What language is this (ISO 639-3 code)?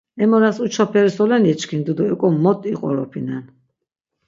lzz